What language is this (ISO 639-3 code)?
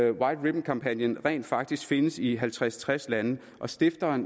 dan